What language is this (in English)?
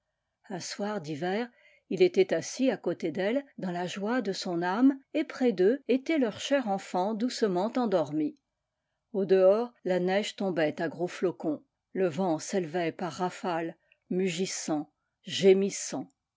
French